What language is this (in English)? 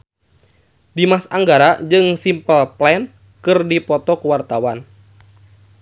Sundanese